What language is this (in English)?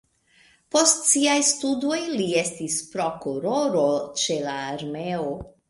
Esperanto